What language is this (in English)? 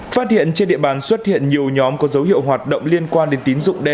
Vietnamese